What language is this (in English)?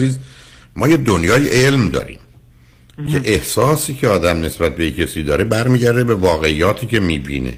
Persian